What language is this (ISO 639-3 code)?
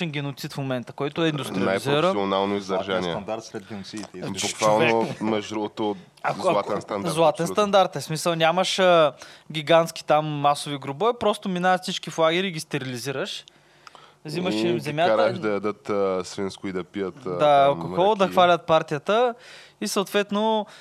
bul